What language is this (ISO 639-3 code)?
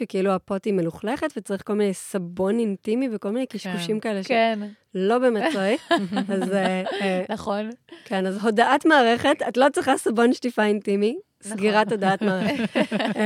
heb